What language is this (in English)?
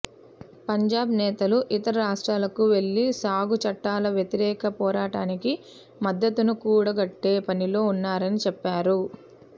Telugu